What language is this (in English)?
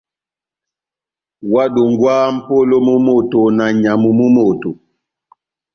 Batanga